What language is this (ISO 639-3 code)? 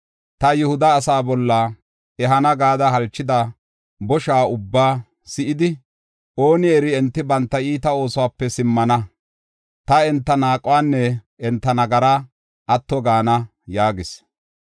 gof